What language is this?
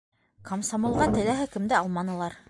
Bashkir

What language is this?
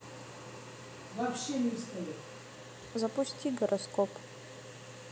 Russian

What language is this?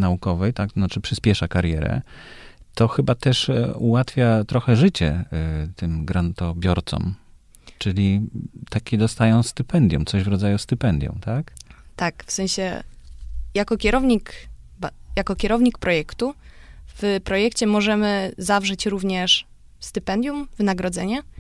Polish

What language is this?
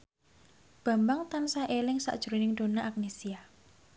Javanese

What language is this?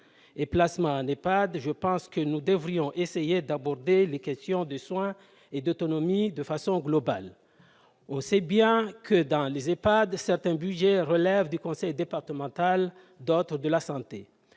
French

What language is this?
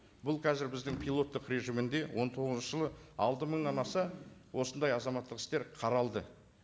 Kazakh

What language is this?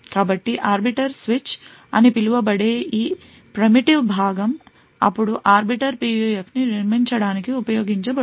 Telugu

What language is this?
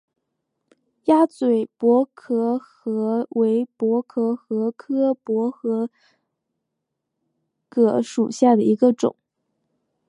Chinese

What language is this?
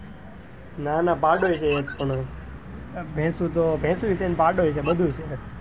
Gujarati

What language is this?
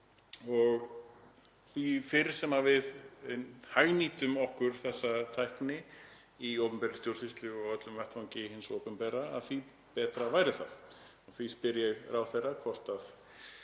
Icelandic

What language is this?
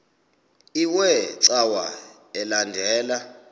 Xhosa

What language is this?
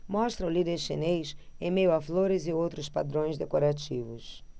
Portuguese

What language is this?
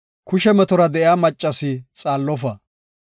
Gofa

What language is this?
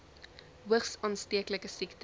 Afrikaans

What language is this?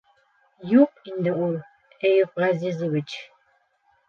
Bashkir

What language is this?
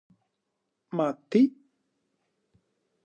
Greek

